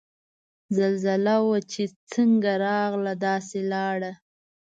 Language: Pashto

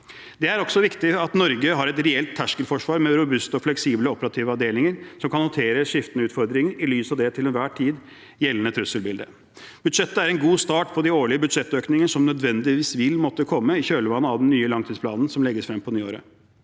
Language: Norwegian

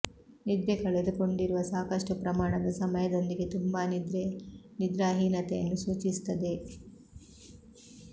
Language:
Kannada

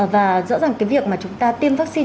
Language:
Vietnamese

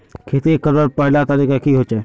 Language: Magahi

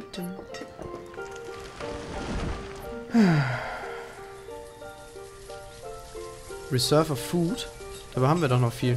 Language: German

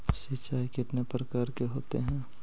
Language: Magahi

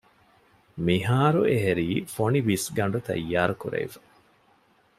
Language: Divehi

